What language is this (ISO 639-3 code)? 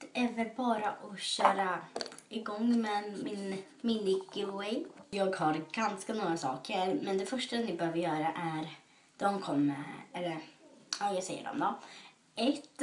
swe